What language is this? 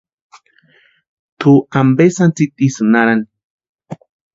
Western Highland Purepecha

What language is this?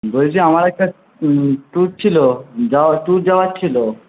Bangla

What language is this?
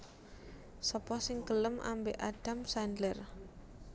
Javanese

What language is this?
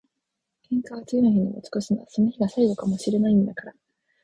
Japanese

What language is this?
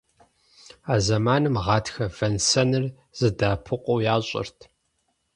Kabardian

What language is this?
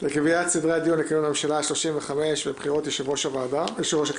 Hebrew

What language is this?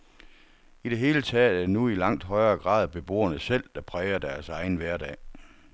Danish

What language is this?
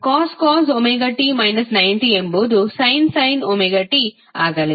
Kannada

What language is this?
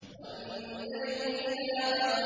Arabic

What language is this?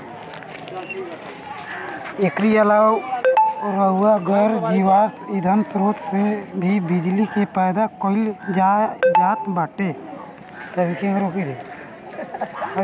Bhojpuri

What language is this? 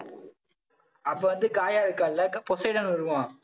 Tamil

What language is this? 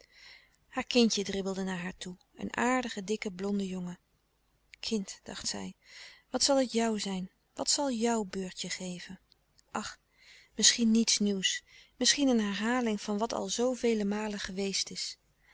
Dutch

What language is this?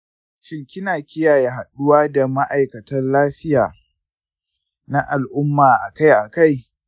Hausa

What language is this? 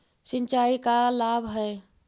Magahi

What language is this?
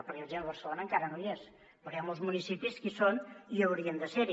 Catalan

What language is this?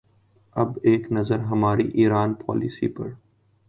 Urdu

